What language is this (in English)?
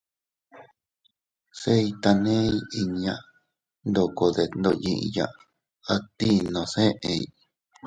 Teutila Cuicatec